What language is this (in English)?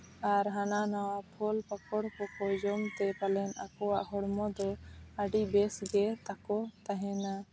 Santali